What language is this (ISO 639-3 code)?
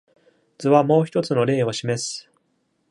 jpn